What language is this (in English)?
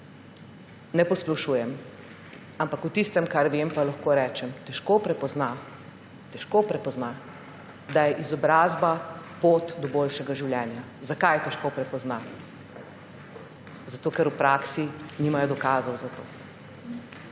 Slovenian